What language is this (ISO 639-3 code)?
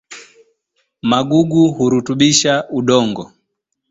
swa